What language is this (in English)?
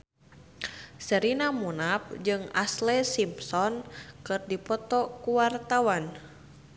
Sundanese